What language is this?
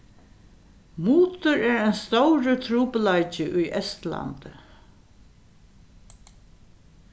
Faroese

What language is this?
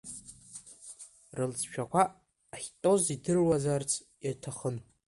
Abkhazian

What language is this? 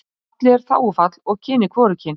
Icelandic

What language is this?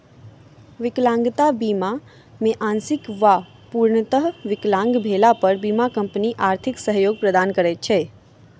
Maithili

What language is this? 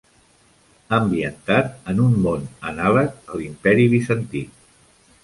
Catalan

